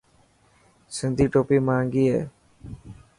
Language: Dhatki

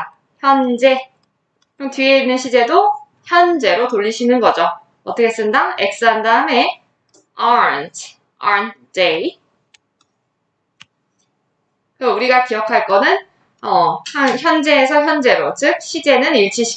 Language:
Korean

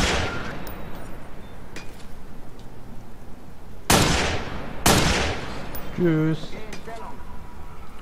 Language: German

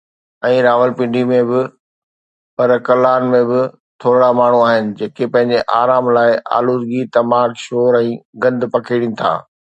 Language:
Sindhi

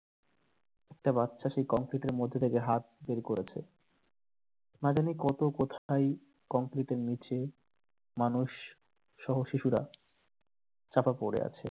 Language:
Bangla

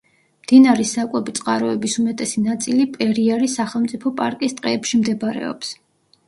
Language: Georgian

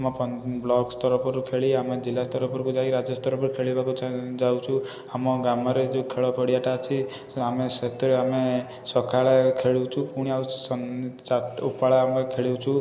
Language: Odia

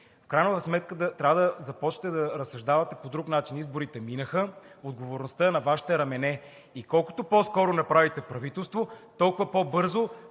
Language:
Bulgarian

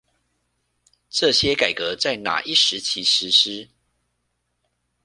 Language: Chinese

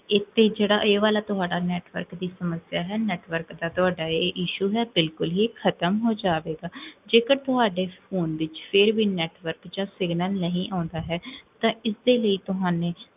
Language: Punjabi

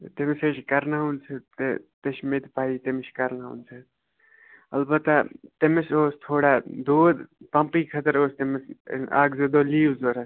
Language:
Kashmiri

